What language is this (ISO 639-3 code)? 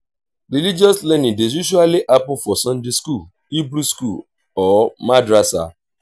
pcm